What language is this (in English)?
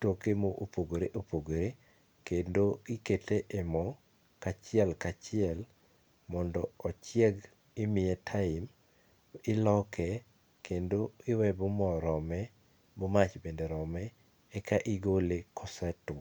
Luo (Kenya and Tanzania)